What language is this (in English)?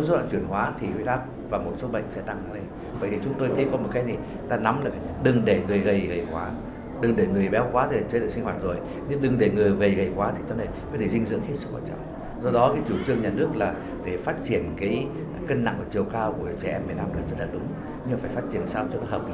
Vietnamese